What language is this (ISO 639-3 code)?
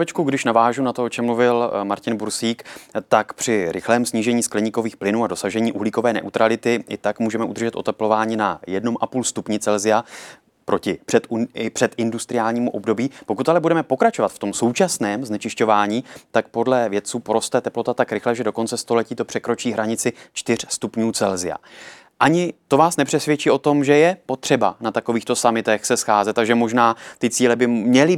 ces